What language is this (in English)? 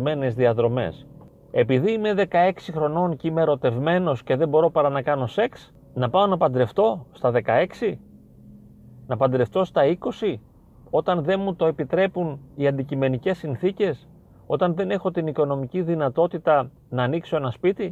Greek